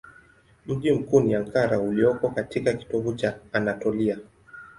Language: Swahili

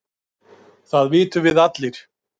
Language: Icelandic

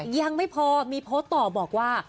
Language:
Thai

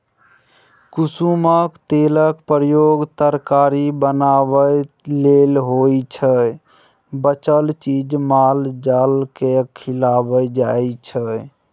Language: Maithili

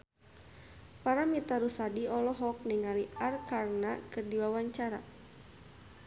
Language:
Sundanese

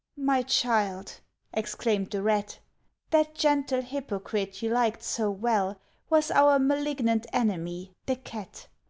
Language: English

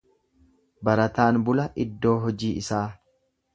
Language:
Oromo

